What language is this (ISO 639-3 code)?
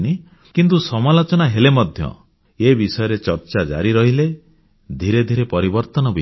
ori